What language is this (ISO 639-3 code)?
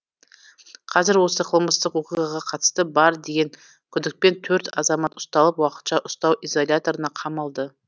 kaz